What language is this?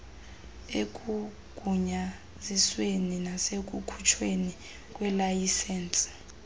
Xhosa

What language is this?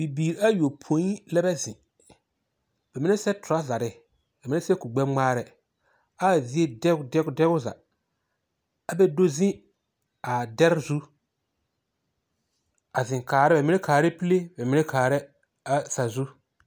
Southern Dagaare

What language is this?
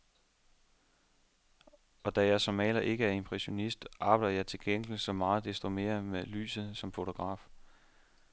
Danish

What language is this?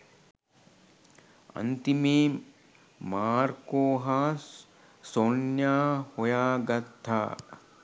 Sinhala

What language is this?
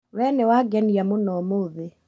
Kikuyu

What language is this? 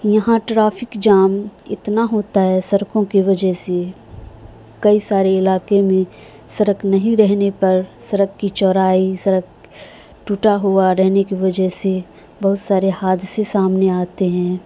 Urdu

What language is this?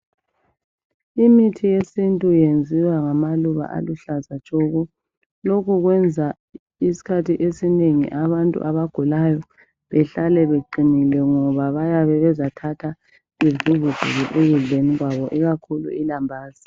North Ndebele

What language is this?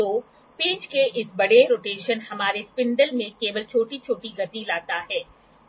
Hindi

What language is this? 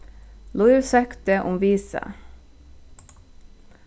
Faroese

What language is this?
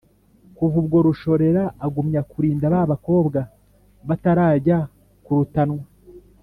Kinyarwanda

